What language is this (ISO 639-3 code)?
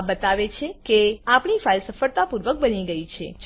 guj